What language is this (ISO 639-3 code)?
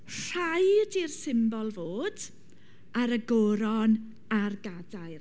cym